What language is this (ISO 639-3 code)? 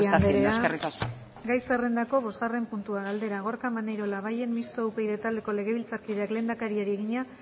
eus